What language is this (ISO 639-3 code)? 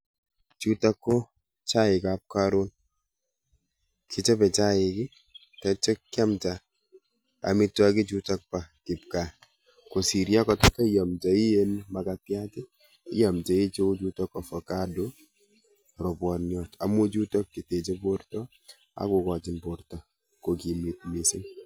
kln